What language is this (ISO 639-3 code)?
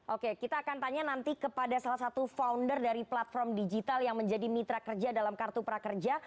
ind